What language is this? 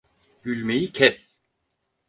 Turkish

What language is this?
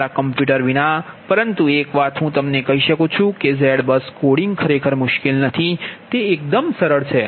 Gujarati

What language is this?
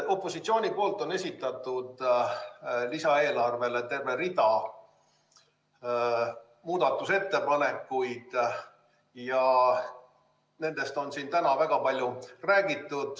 Estonian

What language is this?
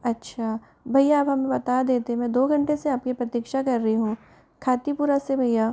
Hindi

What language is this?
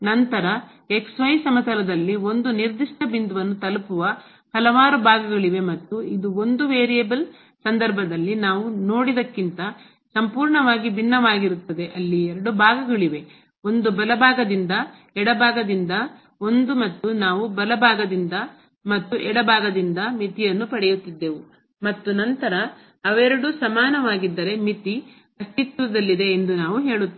Kannada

